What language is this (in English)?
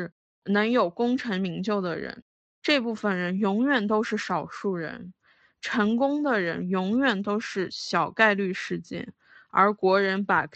Chinese